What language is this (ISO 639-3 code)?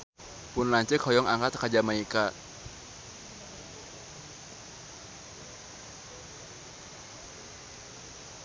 sun